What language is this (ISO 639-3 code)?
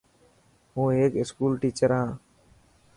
mki